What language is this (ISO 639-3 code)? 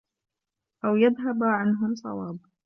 ara